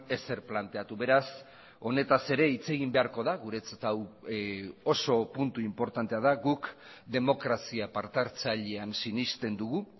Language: Basque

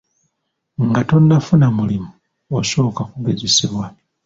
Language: Ganda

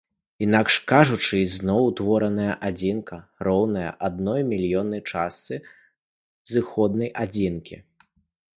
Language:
Belarusian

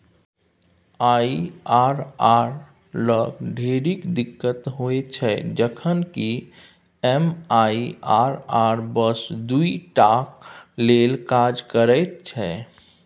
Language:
Maithili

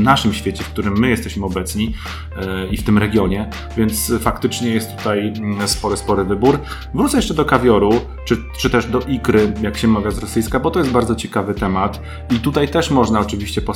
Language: Polish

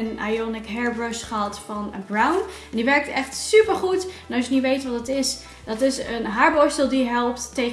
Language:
Dutch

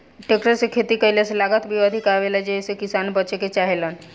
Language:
Bhojpuri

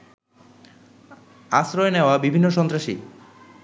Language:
Bangla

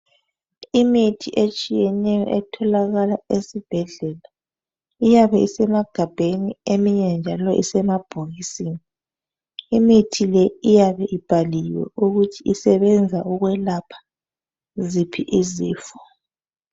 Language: North Ndebele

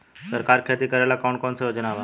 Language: Bhojpuri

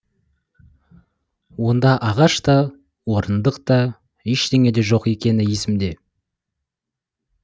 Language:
Kazakh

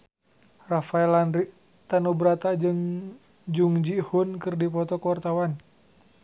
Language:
Sundanese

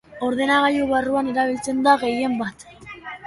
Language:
Basque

